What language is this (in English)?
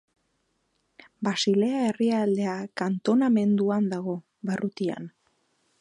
Basque